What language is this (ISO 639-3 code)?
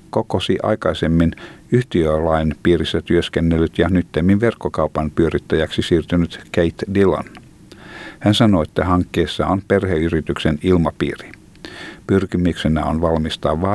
fin